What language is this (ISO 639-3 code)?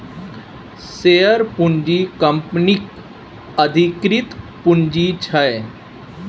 mai